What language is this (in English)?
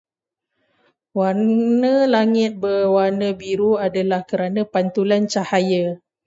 Malay